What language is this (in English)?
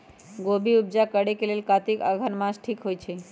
Magahi